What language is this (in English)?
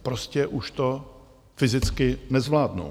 Czech